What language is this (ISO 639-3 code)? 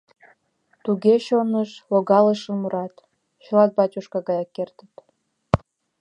chm